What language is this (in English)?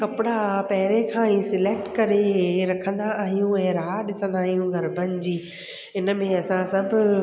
Sindhi